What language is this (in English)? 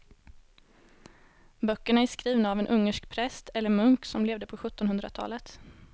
Swedish